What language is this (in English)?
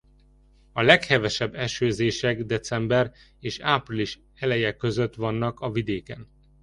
Hungarian